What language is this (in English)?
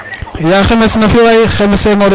Serer